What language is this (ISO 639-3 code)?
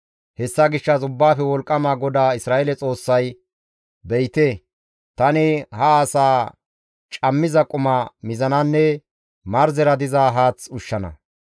gmv